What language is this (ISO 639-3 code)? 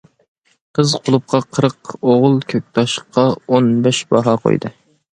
uig